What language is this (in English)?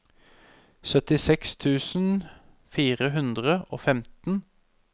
Norwegian